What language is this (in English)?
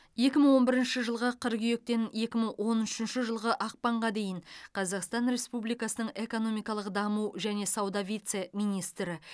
Kazakh